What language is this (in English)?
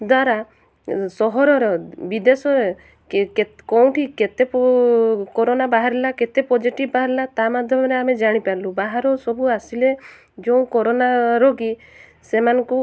Odia